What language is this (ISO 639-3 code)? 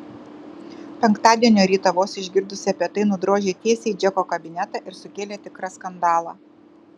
lit